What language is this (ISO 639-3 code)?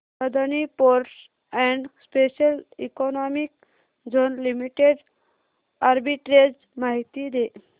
mar